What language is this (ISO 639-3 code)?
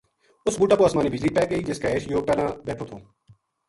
gju